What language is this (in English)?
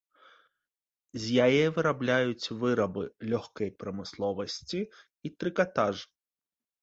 Belarusian